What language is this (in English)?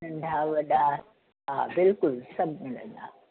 Sindhi